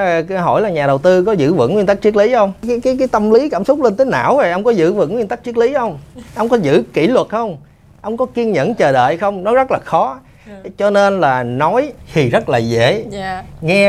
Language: Vietnamese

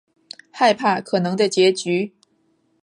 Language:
Chinese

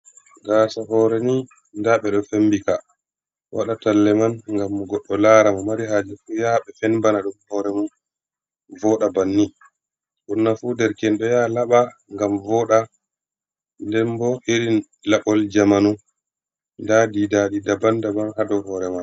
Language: Fula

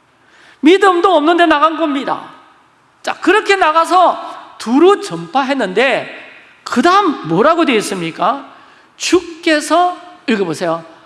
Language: Korean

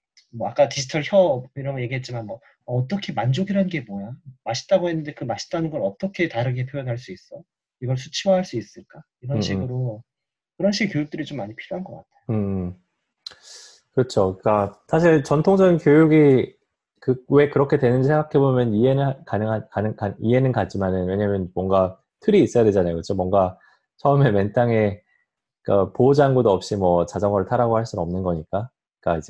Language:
Korean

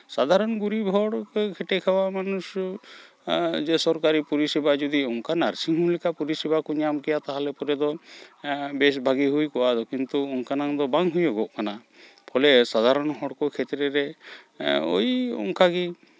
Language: Santali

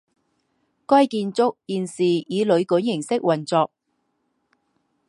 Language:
Chinese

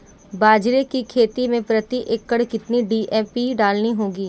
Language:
Hindi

